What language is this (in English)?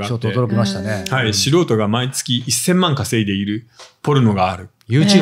Japanese